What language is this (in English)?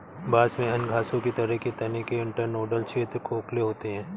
Hindi